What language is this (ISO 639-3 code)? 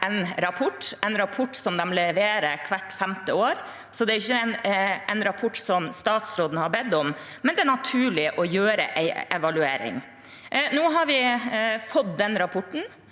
nor